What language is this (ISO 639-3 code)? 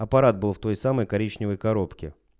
rus